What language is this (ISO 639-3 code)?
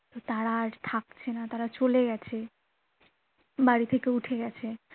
ben